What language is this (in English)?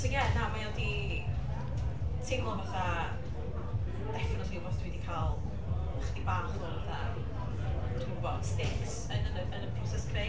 Welsh